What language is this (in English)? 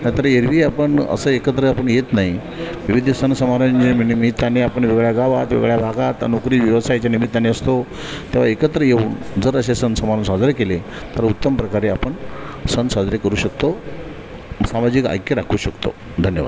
Marathi